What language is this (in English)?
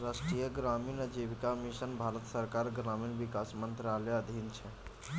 Maithili